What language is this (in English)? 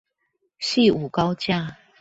Chinese